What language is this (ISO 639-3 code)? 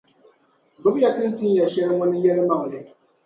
dag